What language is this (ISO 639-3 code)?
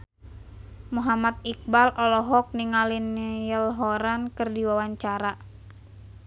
sun